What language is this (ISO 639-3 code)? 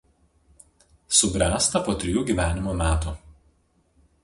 lit